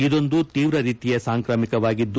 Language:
Kannada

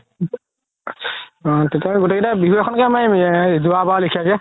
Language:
Assamese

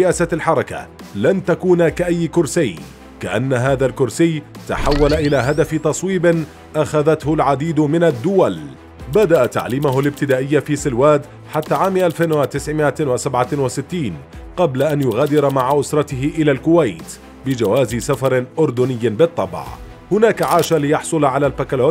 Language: Arabic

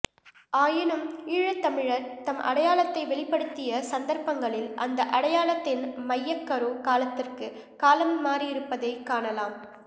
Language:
Tamil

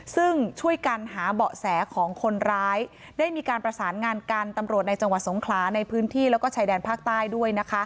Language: Thai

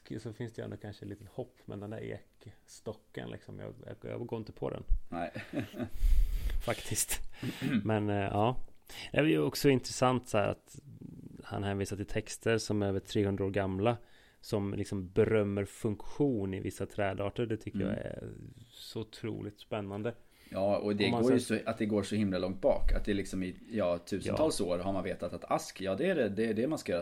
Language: Swedish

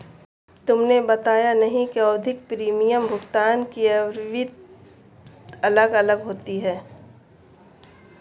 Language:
Hindi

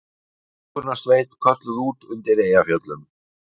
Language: Icelandic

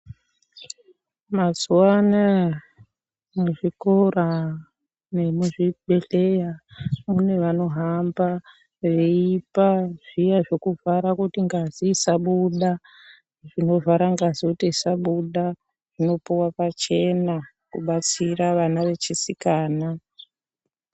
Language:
Ndau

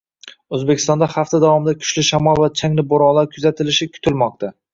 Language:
Uzbek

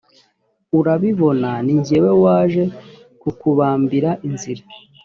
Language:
Kinyarwanda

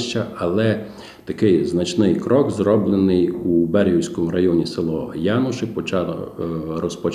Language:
Ukrainian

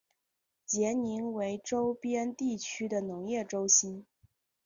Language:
Chinese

